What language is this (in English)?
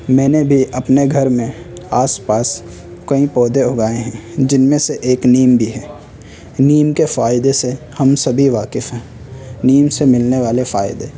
Urdu